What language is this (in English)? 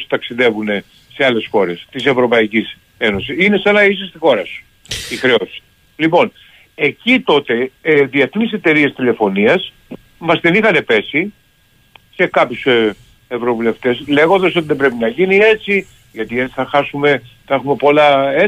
Greek